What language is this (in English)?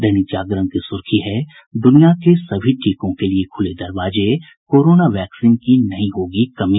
Hindi